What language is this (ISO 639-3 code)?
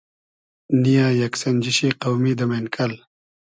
haz